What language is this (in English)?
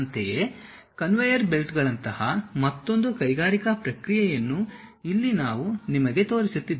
Kannada